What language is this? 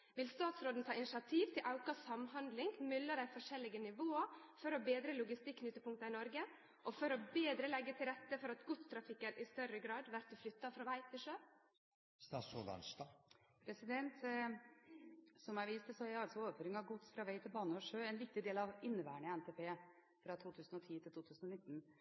Norwegian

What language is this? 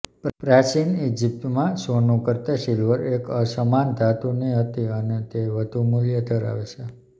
Gujarati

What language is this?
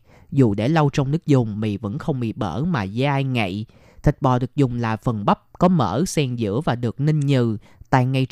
Vietnamese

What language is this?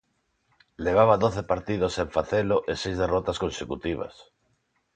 Galician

